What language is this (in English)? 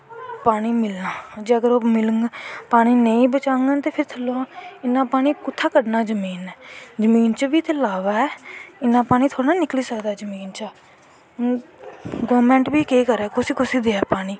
Dogri